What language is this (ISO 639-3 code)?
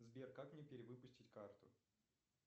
rus